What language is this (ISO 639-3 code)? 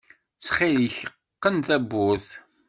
kab